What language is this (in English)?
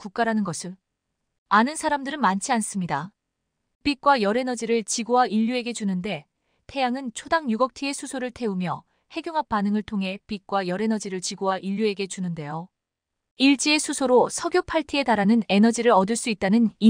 Korean